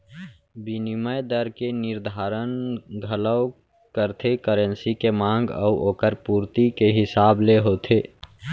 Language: Chhattisgarhi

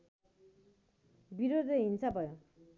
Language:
Nepali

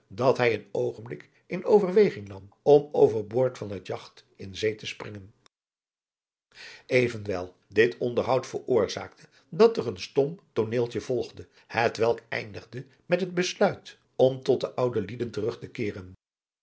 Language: Dutch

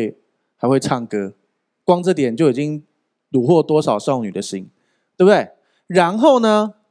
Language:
Chinese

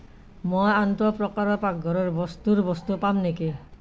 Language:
Assamese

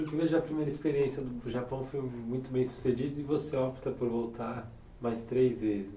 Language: Portuguese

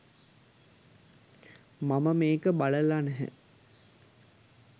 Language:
Sinhala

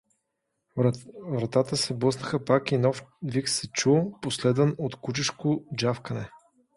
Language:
Bulgarian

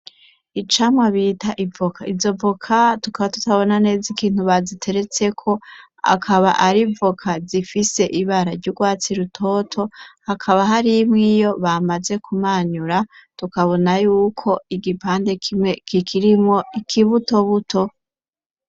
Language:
Rundi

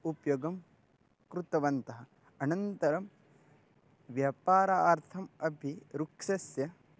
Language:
Sanskrit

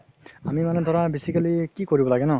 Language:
Assamese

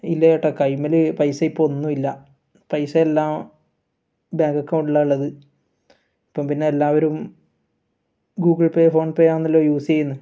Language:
Malayalam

